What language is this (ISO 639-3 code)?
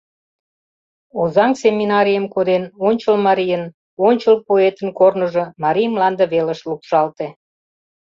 chm